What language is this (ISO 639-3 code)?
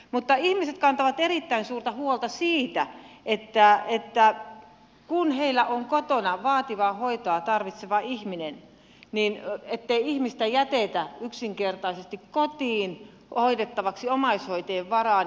fin